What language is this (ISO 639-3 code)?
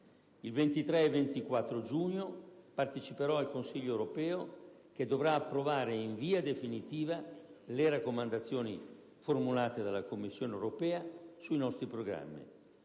ita